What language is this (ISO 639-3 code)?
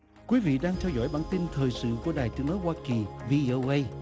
vie